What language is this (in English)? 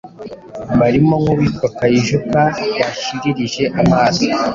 Kinyarwanda